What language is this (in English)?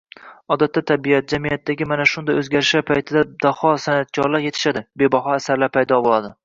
Uzbek